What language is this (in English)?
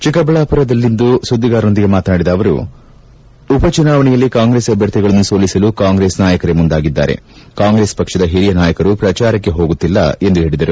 Kannada